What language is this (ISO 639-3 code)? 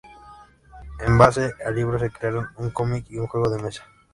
spa